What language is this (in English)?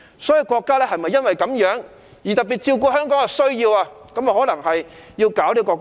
Cantonese